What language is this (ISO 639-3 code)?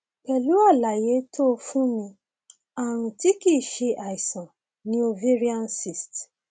yor